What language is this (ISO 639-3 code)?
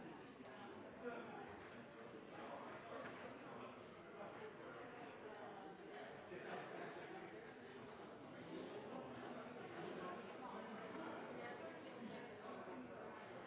nob